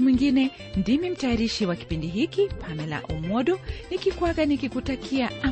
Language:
Swahili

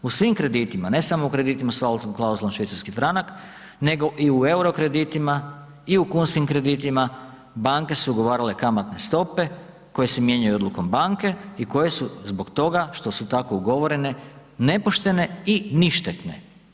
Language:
Croatian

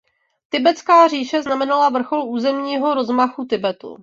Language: Czech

